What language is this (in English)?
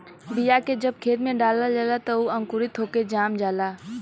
Bhojpuri